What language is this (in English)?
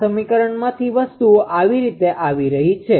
Gujarati